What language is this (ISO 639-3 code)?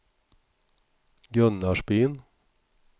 swe